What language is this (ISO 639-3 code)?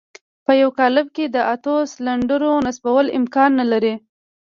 pus